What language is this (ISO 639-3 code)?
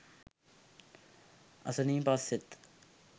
sin